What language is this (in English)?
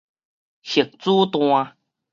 Min Nan Chinese